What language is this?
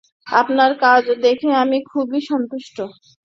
Bangla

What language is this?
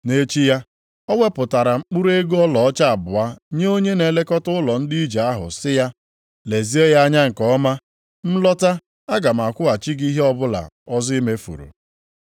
Igbo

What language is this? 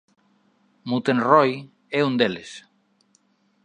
Galician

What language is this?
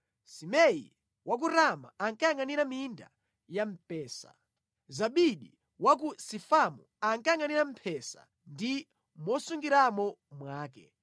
Nyanja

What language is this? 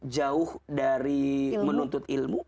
Indonesian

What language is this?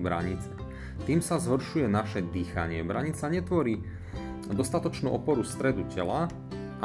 Slovak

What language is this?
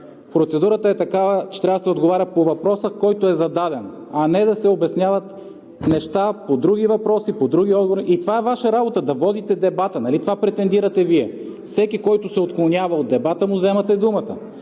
Bulgarian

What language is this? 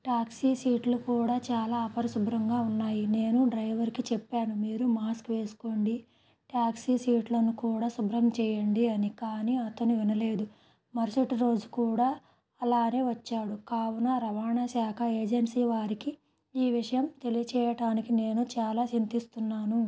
Telugu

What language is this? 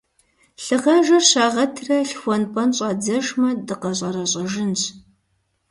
Kabardian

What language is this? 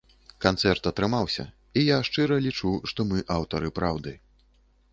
Belarusian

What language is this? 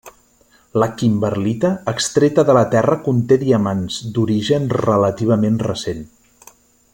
Catalan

